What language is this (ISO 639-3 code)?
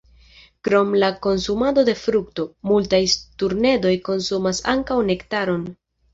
epo